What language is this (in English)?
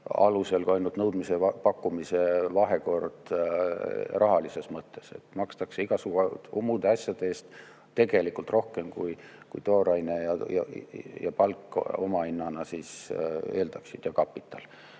Estonian